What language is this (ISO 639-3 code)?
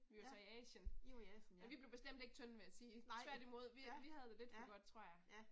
dan